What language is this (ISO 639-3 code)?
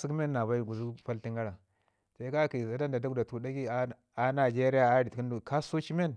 ngi